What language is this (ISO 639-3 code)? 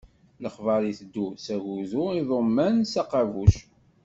kab